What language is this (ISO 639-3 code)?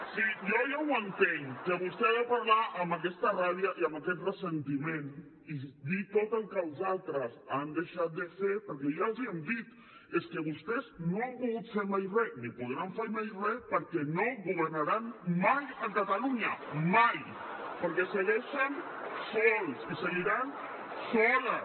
cat